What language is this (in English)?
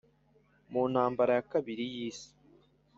Kinyarwanda